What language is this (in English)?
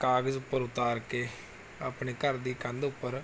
Punjabi